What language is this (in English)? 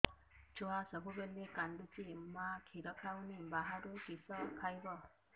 Odia